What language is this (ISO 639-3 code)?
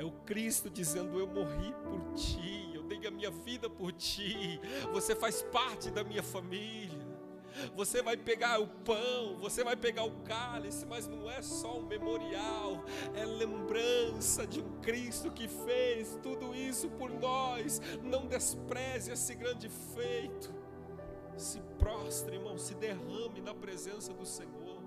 por